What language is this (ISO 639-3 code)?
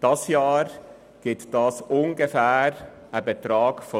gsw